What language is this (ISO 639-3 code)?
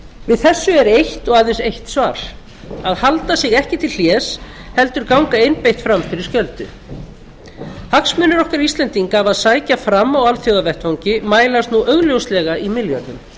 isl